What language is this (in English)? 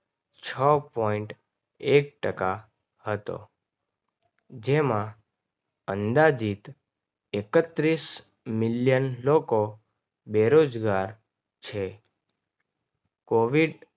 Gujarati